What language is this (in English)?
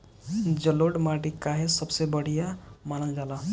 Bhojpuri